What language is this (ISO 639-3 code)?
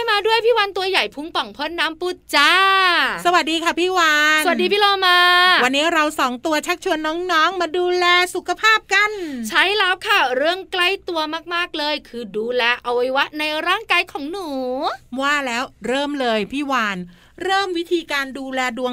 tha